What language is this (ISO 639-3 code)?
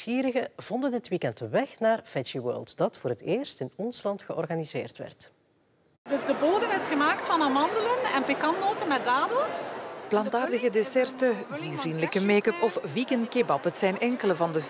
nld